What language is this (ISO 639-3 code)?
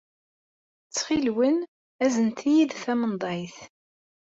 kab